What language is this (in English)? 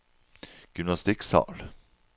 Norwegian